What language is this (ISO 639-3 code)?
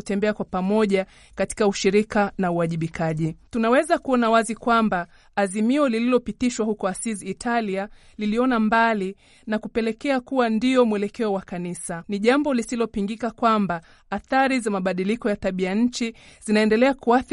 swa